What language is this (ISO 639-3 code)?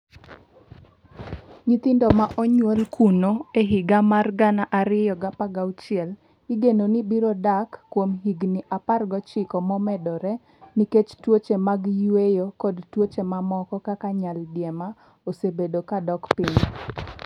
luo